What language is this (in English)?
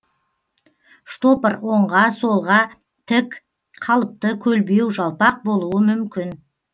Kazakh